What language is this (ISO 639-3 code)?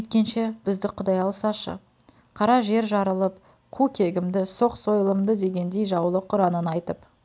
kaz